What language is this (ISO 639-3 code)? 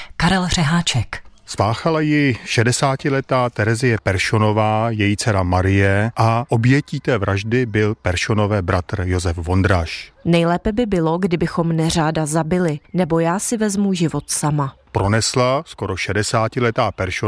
ces